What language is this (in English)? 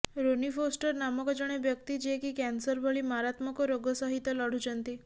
Odia